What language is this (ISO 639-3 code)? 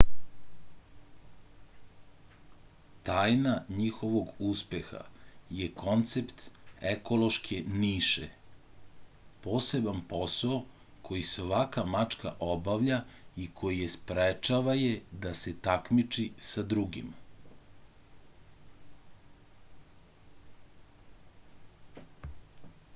srp